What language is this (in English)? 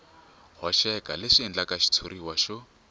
Tsonga